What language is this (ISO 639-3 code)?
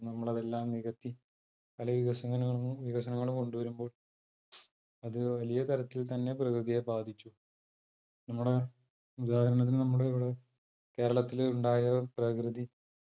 mal